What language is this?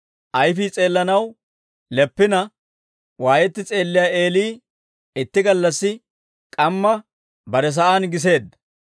Dawro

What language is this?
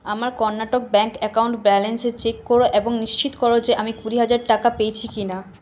Bangla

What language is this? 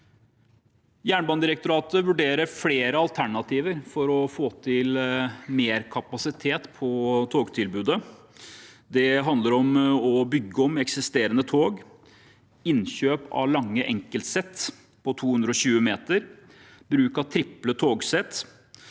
Norwegian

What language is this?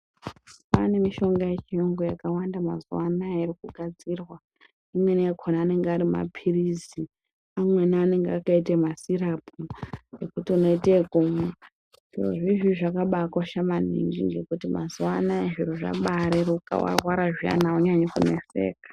Ndau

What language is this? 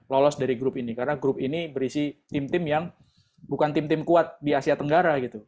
Indonesian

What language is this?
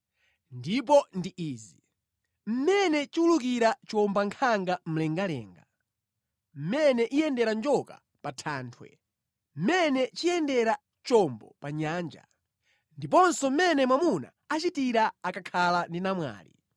Nyanja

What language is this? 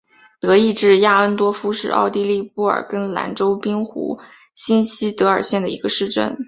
Chinese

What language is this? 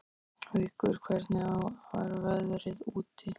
Icelandic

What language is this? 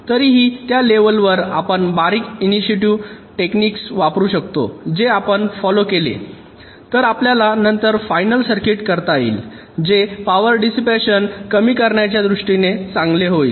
Marathi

